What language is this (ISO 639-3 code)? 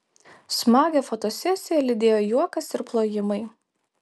lit